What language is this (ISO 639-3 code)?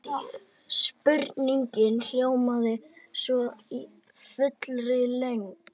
isl